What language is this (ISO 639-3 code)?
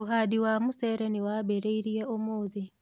kik